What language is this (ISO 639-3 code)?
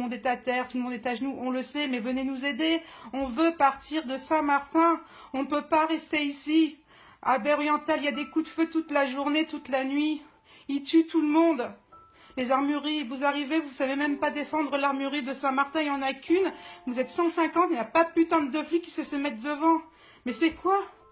fra